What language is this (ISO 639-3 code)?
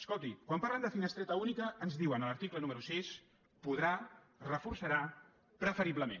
cat